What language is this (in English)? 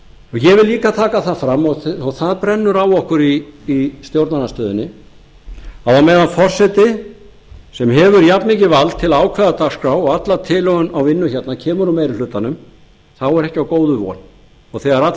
Icelandic